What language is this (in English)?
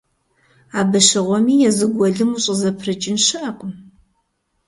Kabardian